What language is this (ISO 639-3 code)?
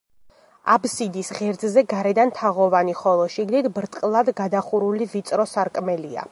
kat